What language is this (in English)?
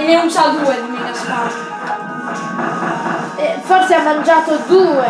Italian